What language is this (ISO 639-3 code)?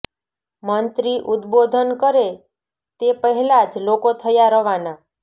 guj